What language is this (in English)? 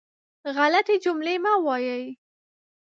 Pashto